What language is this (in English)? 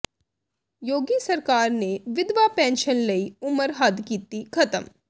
Punjabi